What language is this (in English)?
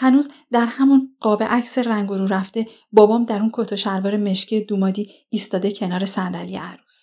Persian